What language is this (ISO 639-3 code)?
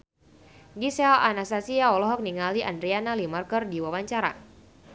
sun